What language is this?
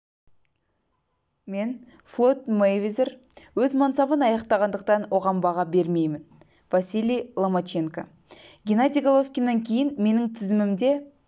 Kazakh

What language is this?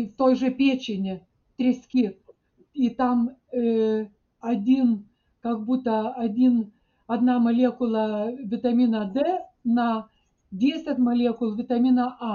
Russian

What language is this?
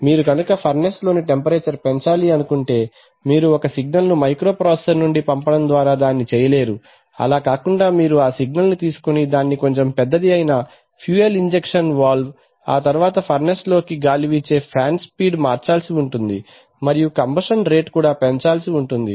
Telugu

